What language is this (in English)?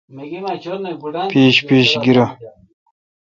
Kalkoti